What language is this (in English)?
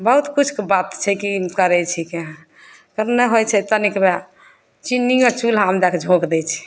Maithili